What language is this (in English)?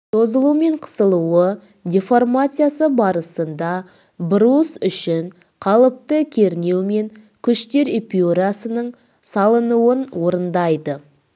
Kazakh